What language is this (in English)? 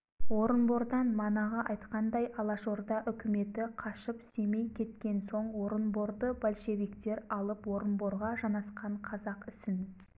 Kazakh